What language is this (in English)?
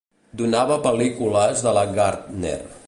Catalan